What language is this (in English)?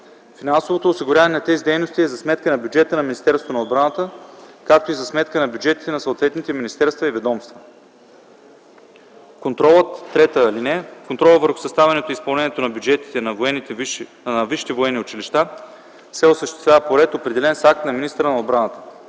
Bulgarian